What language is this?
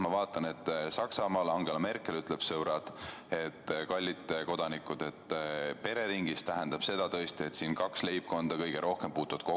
Estonian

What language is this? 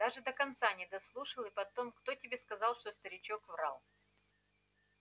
Russian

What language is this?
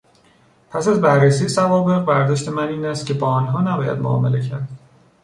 Persian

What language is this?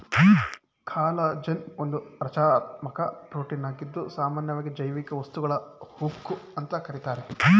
Kannada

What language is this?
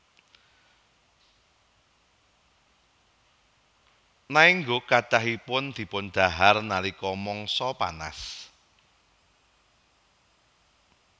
Javanese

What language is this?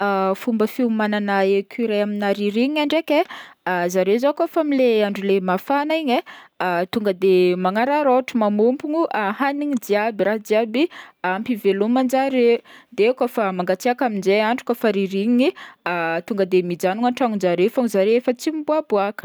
Northern Betsimisaraka Malagasy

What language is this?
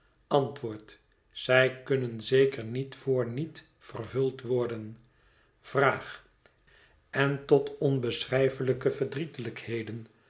Dutch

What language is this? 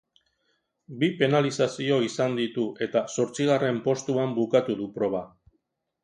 Basque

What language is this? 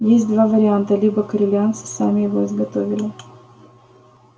Russian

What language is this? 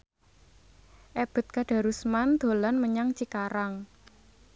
Javanese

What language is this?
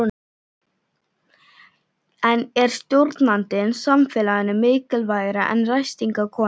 Icelandic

